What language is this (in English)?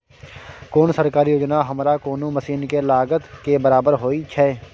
Maithili